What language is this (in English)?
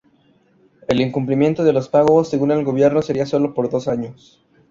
Spanish